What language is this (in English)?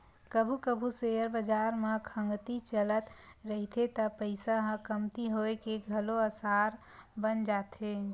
Chhattisgarhi